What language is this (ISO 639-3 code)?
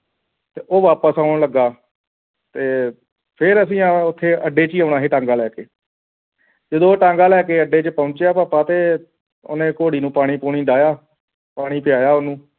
pan